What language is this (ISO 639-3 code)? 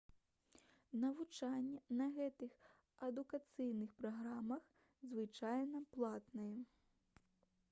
bel